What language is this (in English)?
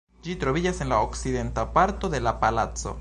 Esperanto